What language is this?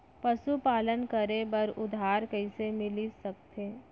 Chhattisgarhi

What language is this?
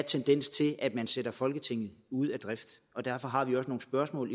Danish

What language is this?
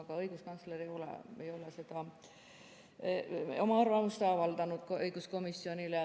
Estonian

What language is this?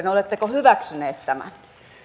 Finnish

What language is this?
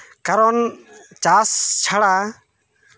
Santali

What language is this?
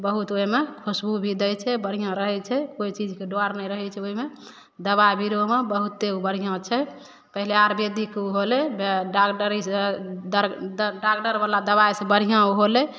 Maithili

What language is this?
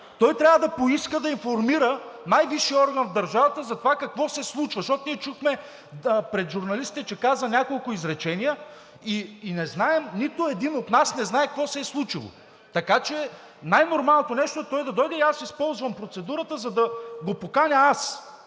Bulgarian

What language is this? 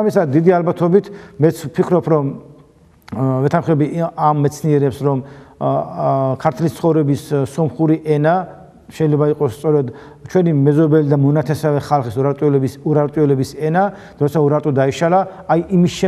Turkish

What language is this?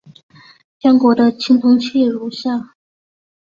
Chinese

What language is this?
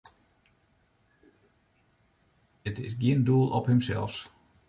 Western Frisian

